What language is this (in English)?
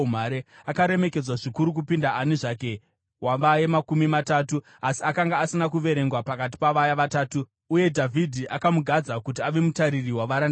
Shona